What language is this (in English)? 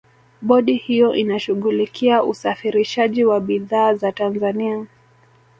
Swahili